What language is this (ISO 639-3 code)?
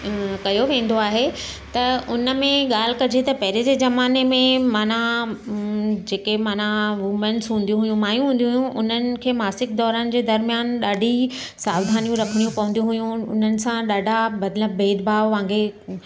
snd